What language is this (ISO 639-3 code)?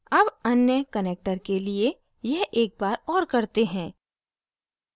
hin